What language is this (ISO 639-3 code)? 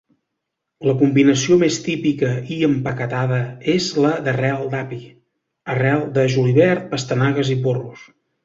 cat